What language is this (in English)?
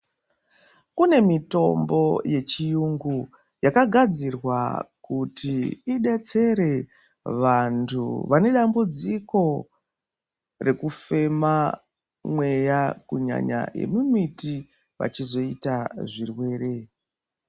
Ndau